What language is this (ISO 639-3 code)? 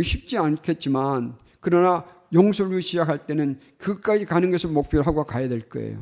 kor